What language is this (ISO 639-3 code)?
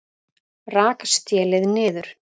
isl